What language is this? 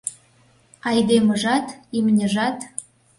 Mari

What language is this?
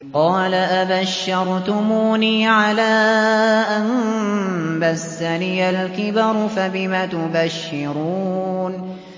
Arabic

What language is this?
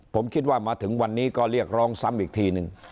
Thai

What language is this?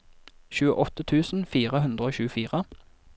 Norwegian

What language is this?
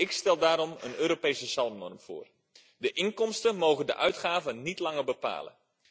Dutch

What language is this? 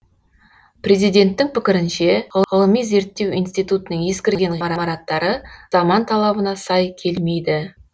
Kazakh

